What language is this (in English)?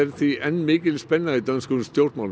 Icelandic